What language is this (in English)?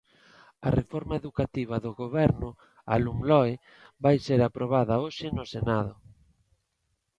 Galician